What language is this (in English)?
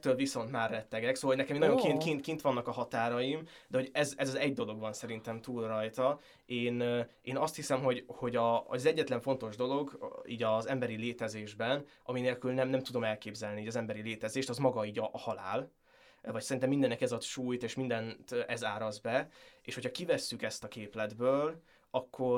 Hungarian